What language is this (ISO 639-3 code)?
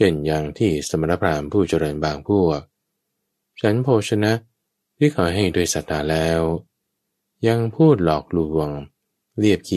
tha